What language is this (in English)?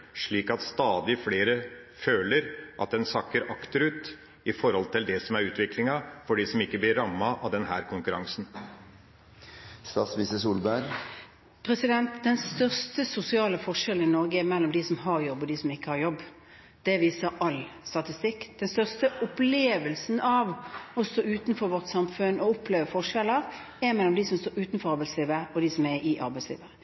Norwegian Bokmål